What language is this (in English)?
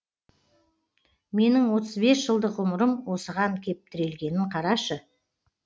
Kazakh